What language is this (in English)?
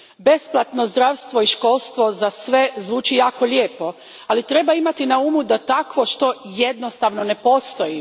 Croatian